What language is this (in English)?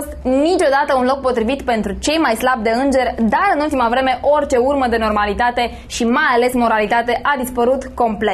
Romanian